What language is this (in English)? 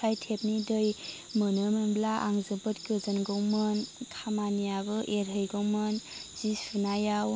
Bodo